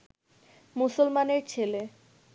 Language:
Bangla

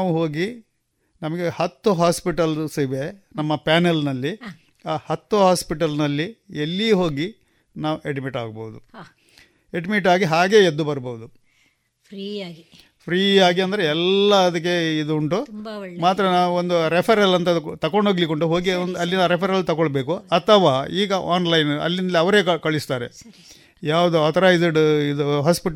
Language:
Kannada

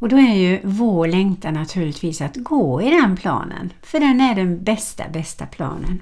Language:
Swedish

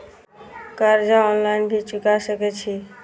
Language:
Maithili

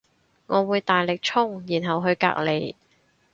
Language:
Cantonese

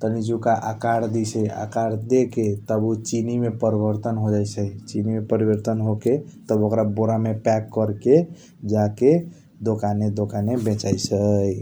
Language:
Kochila Tharu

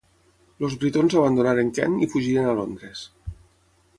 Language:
Catalan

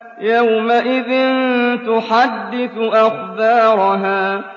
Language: Arabic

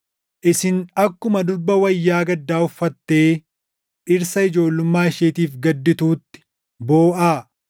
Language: Oromo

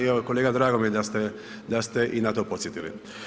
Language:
Croatian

